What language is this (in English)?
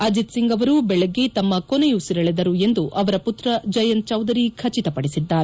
Kannada